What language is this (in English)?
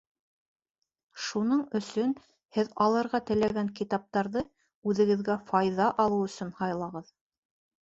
Bashkir